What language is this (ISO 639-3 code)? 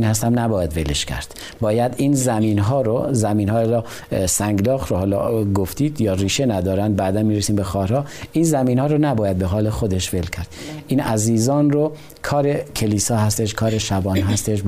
fas